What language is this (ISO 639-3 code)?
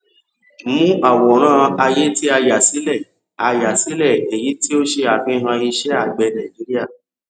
yor